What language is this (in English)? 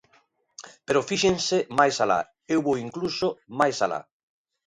Galician